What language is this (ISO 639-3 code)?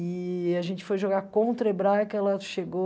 por